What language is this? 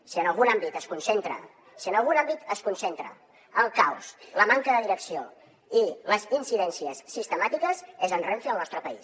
Catalan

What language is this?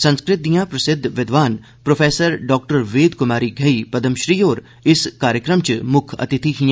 Dogri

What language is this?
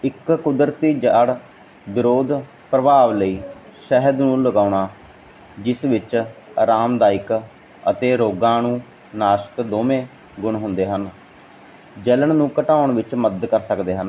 Punjabi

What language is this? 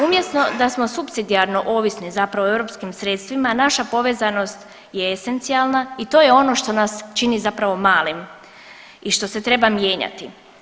Croatian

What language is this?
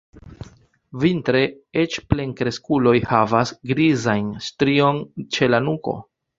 Esperanto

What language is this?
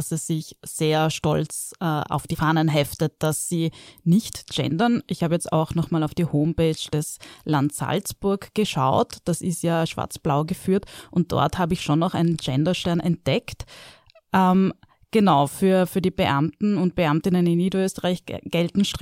German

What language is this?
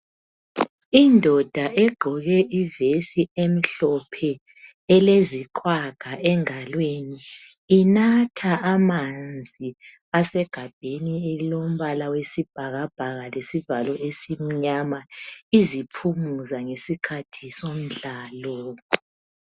North Ndebele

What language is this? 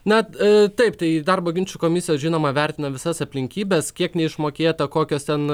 Lithuanian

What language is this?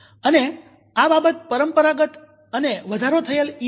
Gujarati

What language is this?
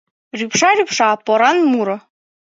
Mari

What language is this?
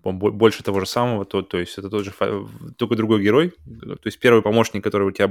Russian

